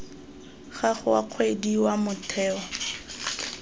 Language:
Tswana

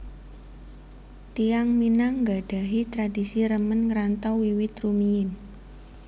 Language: Javanese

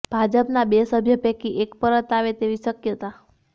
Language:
Gujarati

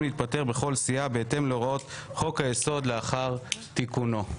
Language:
Hebrew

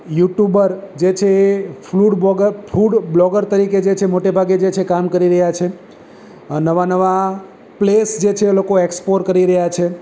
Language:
Gujarati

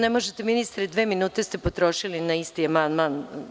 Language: Serbian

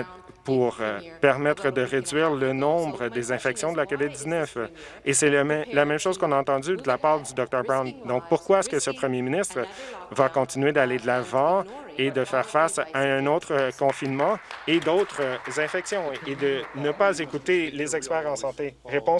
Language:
French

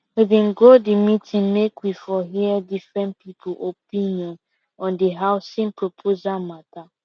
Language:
Nigerian Pidgin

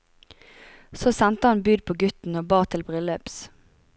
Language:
Norwegian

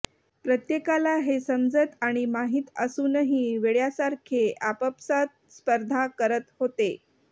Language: Marathi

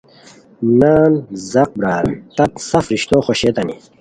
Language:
Khowar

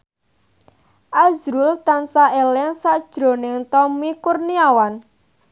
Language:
Javanese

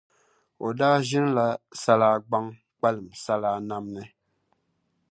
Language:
Dagbani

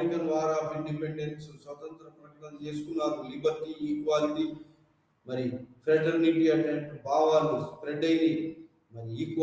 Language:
Telugu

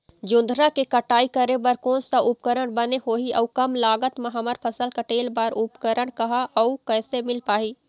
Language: Chhattisgarhi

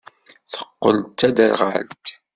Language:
Kabyle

